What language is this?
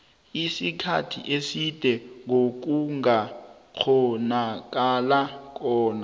South Ndebele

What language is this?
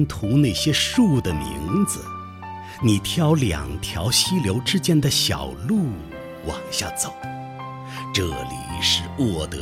Chinese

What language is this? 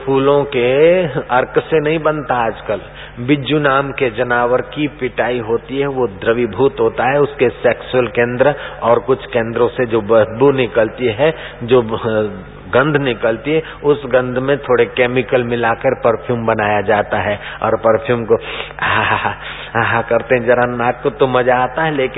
Hindi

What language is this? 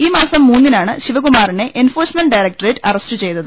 Malayalam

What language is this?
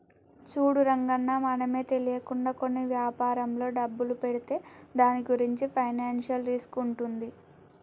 Telugu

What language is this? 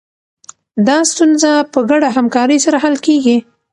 Pashto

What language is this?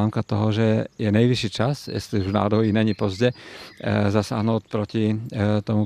Czech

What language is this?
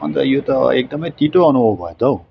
Nepali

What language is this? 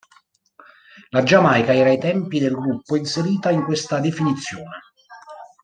Italian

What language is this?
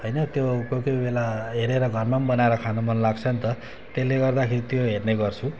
Nepali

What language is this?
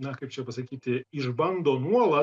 Lithuanian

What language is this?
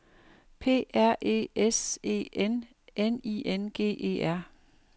Danish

